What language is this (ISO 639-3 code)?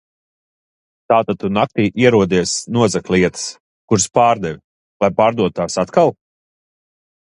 lav